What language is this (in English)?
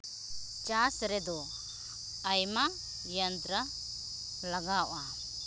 Santali